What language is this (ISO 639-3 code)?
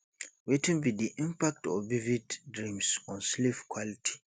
pcm